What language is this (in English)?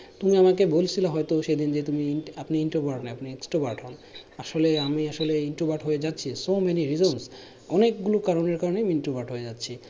Bangla